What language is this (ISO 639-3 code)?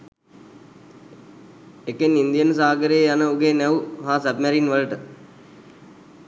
sin